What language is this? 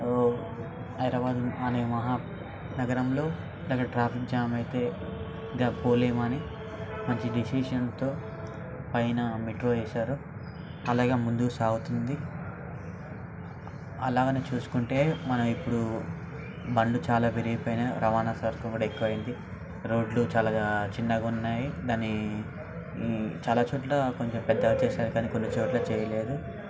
Telugu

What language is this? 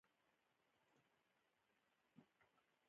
Pashto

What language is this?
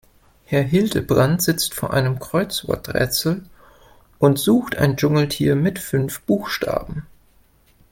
German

